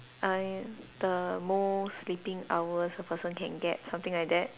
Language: English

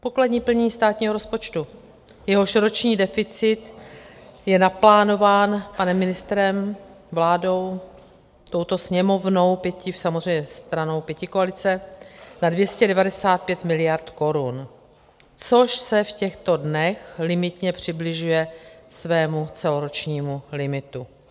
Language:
Czech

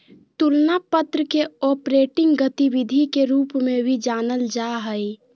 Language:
Magahi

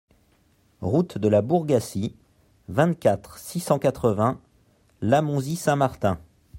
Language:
French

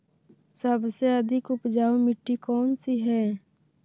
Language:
Magahi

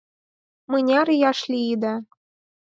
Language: Mari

